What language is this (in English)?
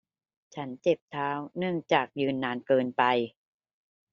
Thai